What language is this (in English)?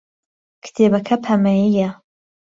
Central Kurdish